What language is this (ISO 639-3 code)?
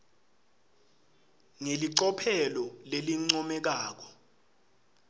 ssw